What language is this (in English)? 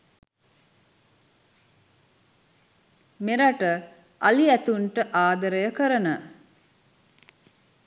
Sinhala